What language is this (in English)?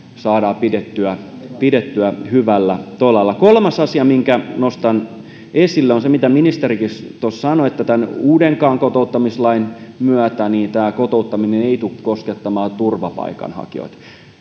Finnish